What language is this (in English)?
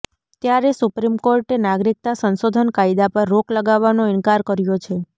Gujarati